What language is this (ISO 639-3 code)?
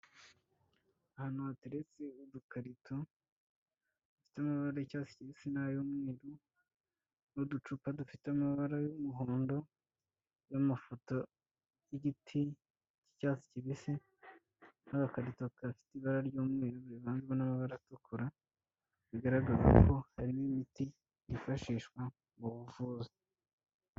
kin